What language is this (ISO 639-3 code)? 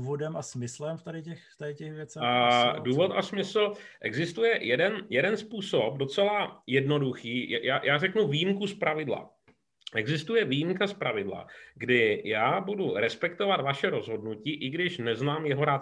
ces